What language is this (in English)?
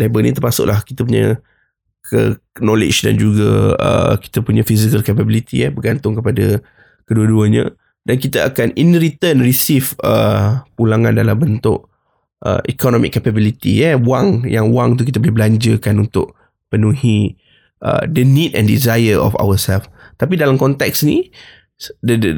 Malay